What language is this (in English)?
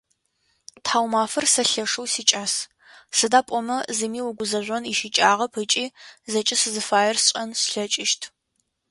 Adyghe